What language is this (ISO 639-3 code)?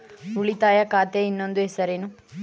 kan